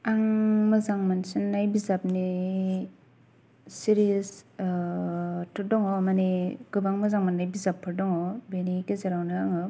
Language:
Bodo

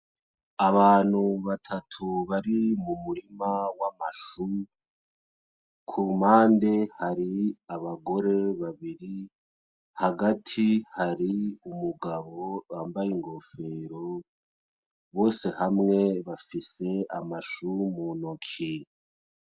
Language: Rundi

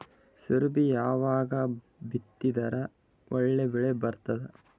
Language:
Kannada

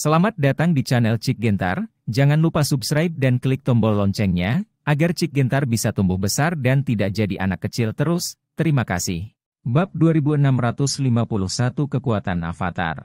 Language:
Indonesian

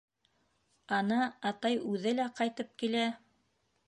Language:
Bashkir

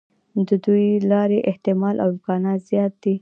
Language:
Pashto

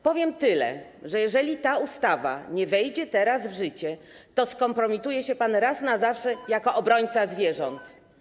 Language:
Polish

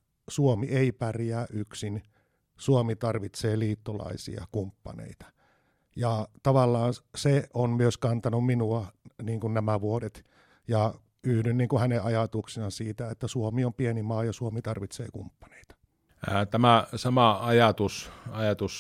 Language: Finnish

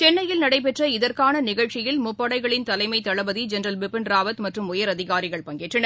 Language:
Tamil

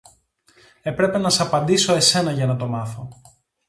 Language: Greek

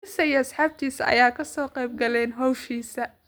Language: Somali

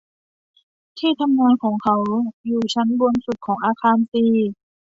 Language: Thai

